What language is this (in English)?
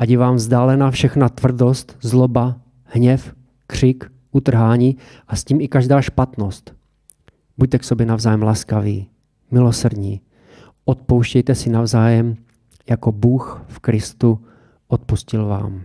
Czech